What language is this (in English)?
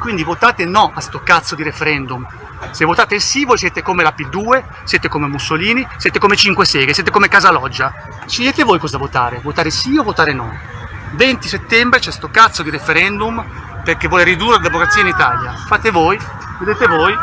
Italian